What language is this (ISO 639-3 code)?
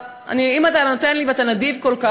heb